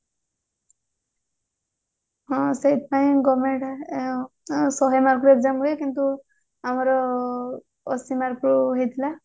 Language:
Odia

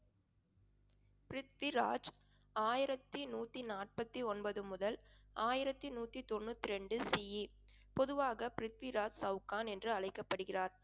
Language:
Tamil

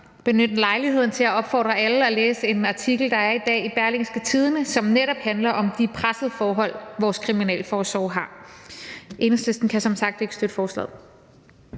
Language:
Danish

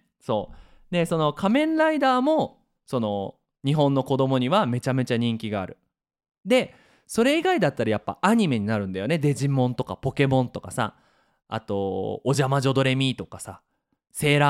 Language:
Japanese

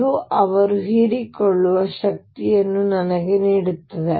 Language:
Kannada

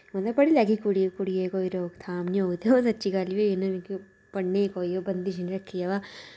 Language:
Dogri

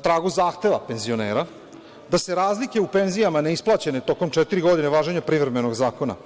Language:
Serbian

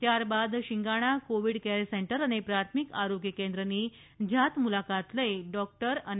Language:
Gujarati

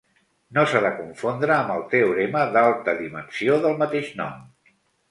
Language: Catalan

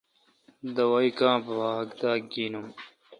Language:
Kalkoti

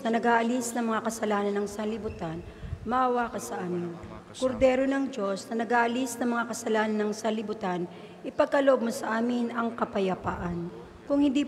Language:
Filipino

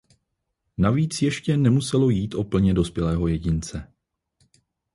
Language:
Czech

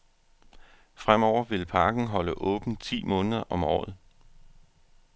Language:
Danish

